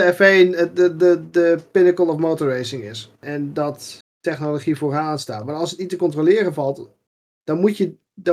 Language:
Dutch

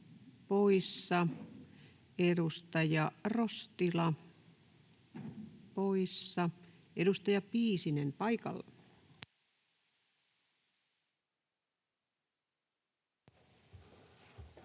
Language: Finnish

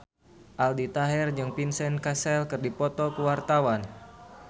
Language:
Sundanese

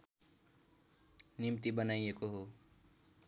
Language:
Nepali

